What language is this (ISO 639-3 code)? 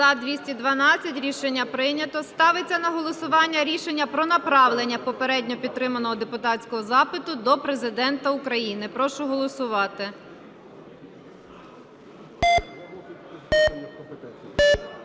ukr